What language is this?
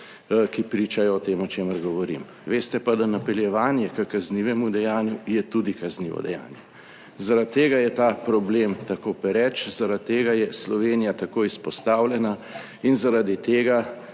Slovenian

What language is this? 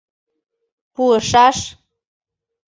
Mari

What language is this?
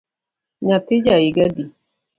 Luo (Kenya and Tanzania)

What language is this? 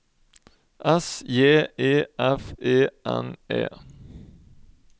Norwegian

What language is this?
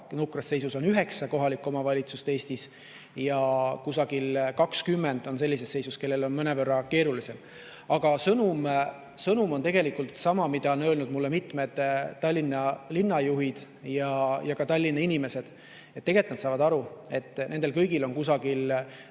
Estonian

